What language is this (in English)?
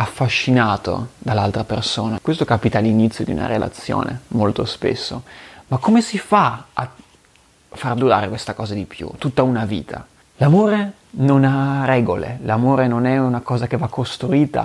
Italian